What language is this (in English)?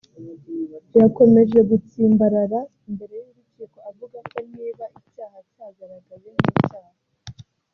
Kinyarwanda